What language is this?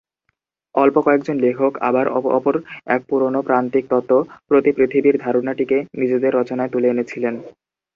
Bangla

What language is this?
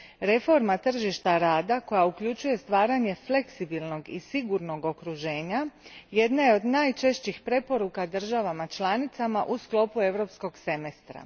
Croatian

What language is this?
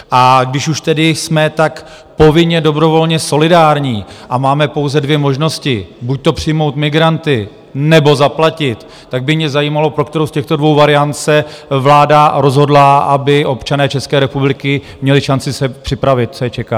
Czech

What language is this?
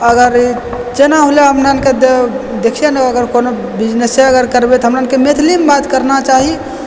Maithili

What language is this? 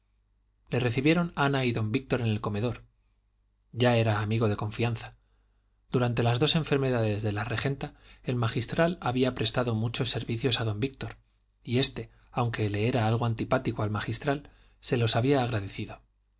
Spanish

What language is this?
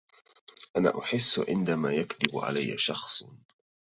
Arabic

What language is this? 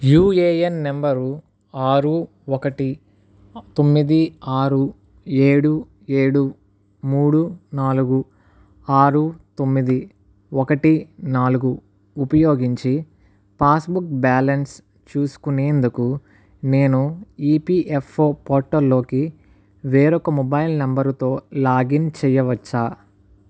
Telugu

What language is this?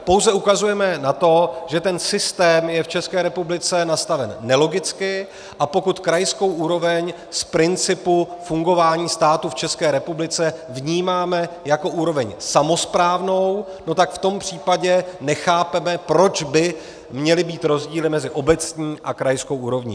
Czech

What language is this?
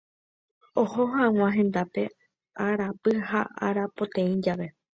Guarani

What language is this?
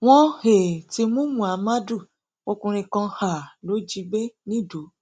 Yoruba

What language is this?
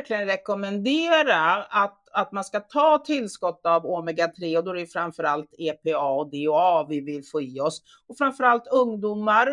Swedish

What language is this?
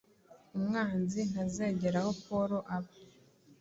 Kinyarwanda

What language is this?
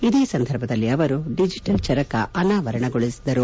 Kannada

